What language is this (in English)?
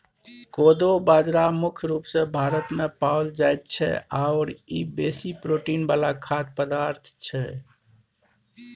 Maithili